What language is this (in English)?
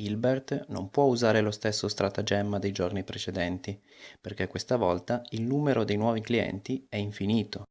Italian